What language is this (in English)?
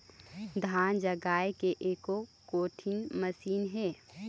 Chhattisgarhi